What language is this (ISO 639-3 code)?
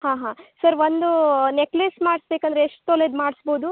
kan